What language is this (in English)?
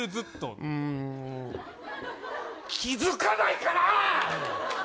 Japanese